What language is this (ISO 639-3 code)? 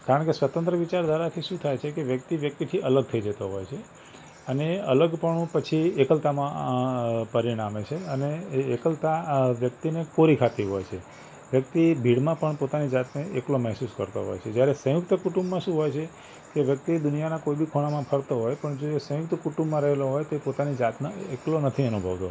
guj